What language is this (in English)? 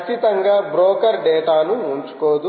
Telugu